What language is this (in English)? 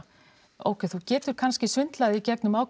Icelandic